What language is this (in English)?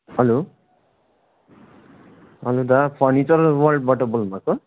Nepali